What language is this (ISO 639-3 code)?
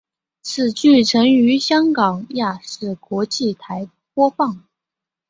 zho